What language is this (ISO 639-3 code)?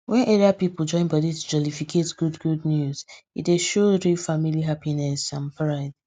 pcm